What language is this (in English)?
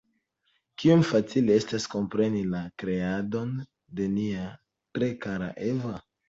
Esperanto